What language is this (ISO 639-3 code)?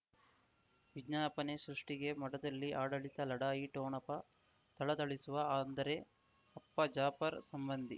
kan